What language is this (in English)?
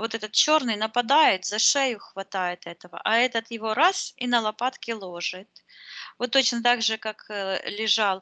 Russian